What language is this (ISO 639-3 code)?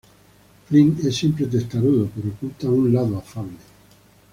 spa